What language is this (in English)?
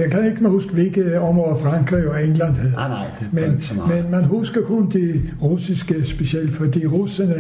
Danish